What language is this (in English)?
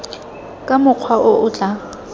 Tswana